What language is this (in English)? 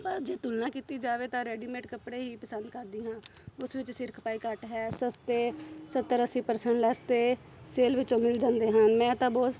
Punjabi